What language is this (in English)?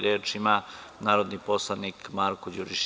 Serbian